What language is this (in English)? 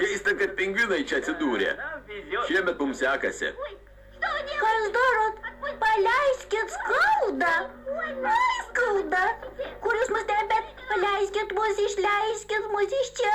Lithuanian